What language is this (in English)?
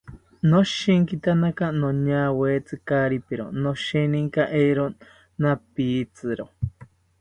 South Ucayali Ashéninka